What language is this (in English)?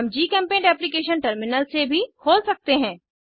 Hindi